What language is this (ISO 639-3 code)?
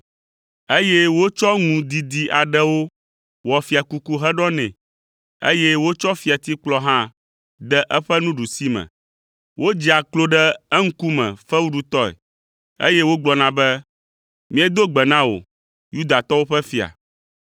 ewe